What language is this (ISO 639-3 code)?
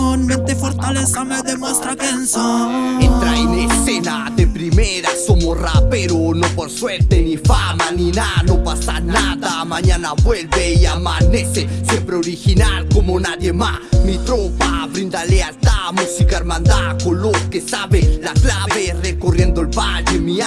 spa